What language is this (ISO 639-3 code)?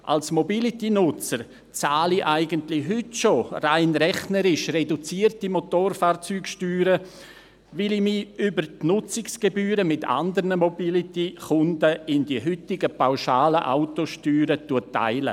gsw